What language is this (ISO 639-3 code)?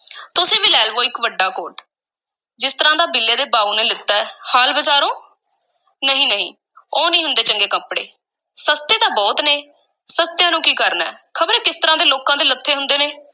pan